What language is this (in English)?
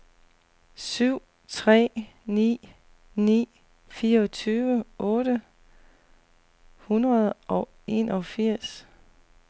Danish